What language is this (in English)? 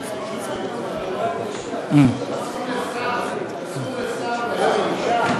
Hebrew